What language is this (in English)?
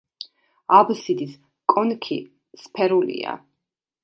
Georgian